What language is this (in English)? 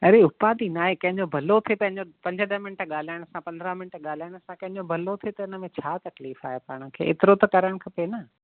Sindhi